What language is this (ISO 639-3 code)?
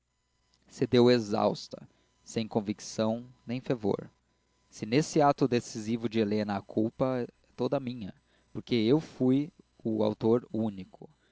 por